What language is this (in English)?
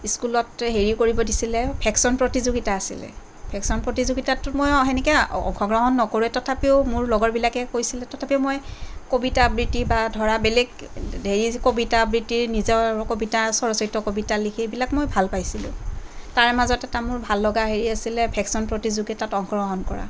Assamese